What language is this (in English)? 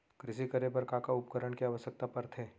Chhattisgarhi